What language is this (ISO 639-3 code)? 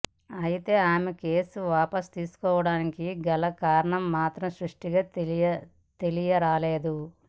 tel